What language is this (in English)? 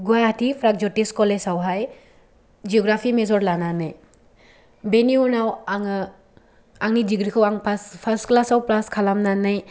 Bodo